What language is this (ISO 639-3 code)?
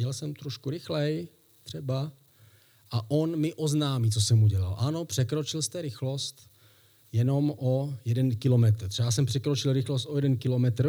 ces